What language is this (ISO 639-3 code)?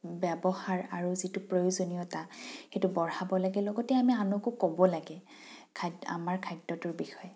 asm